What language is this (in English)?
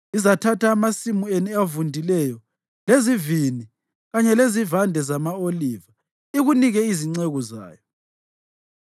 North Ndebele